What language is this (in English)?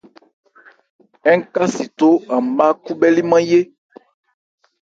Ebrié